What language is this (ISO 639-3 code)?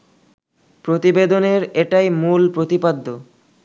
ben